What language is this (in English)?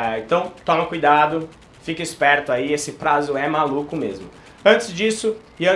Portuguese